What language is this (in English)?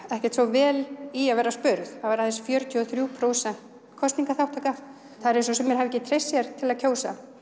Icelandic